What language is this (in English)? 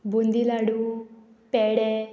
Konkani